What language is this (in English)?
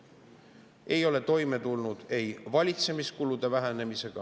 Estonian